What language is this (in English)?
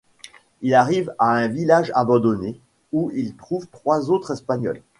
French